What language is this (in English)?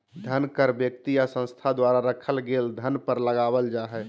Magahi